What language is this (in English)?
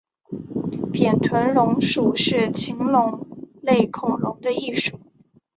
Chinese